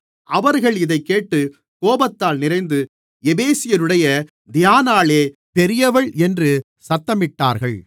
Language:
Tamil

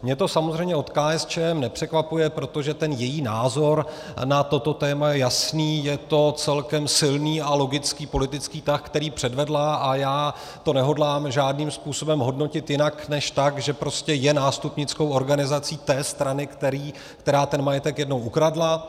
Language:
Czech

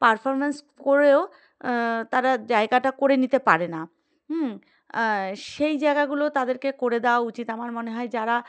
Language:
Bangla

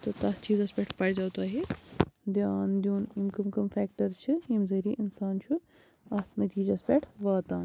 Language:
Kashmiri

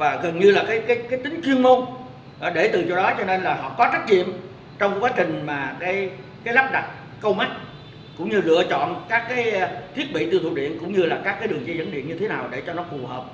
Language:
Vietnamese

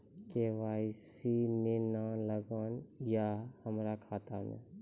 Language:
Maithili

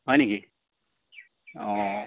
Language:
Assamese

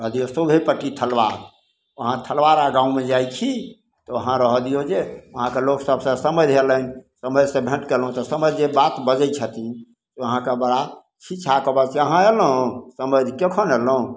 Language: Maithili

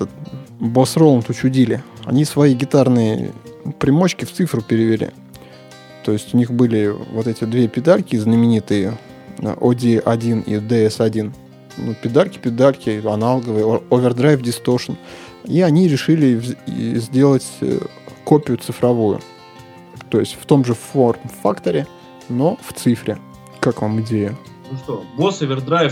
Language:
Russian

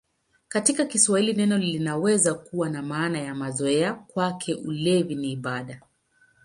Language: Swahili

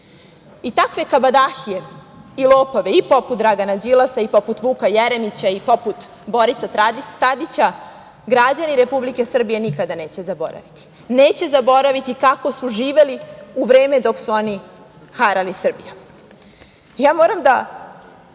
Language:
Serbian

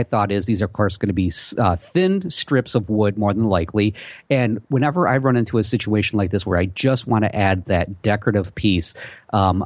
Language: English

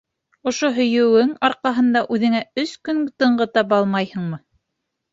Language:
Bashkir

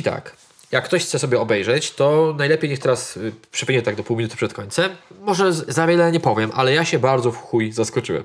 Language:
Polish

